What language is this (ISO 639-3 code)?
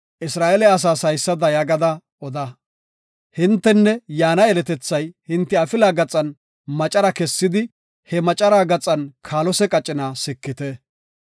gof